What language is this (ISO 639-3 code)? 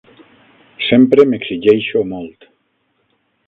cat